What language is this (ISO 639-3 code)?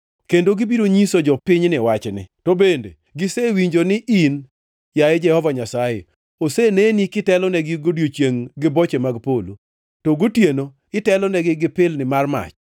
luo